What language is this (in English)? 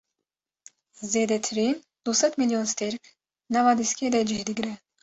Kurdish